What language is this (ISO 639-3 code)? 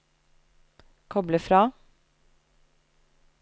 nor